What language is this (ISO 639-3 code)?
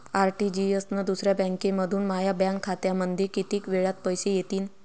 mar